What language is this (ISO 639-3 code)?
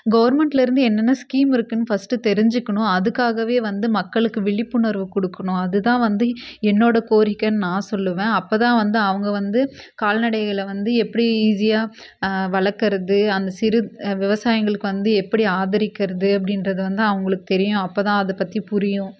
tam